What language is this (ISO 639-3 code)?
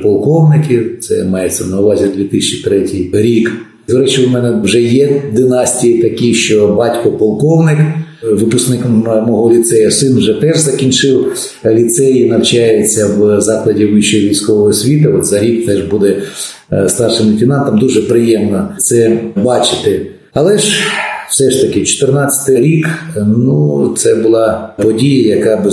ukr